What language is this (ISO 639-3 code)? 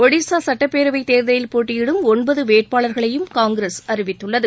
tam